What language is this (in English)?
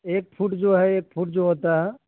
Urdu